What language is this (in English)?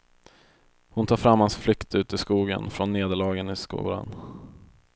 Swedish